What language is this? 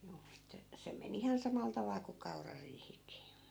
Finnish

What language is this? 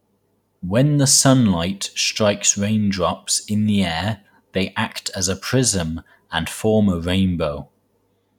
English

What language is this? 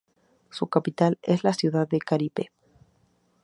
Spanish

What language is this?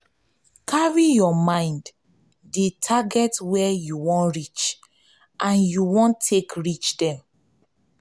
Nigerian Pidgin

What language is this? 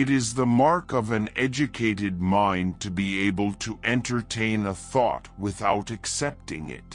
English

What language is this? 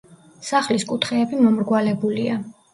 Georgian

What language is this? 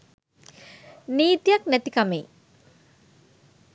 Sinhala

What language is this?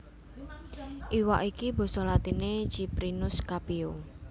Javanese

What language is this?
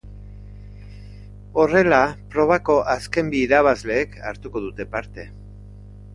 Basque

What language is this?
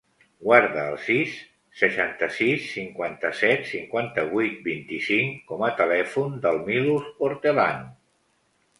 Catalan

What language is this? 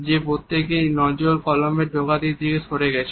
Bangla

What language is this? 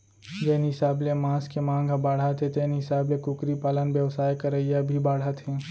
Chhattisgarhi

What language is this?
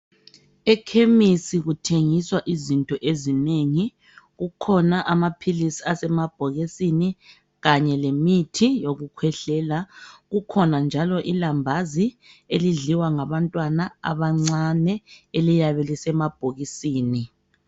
North Ndebele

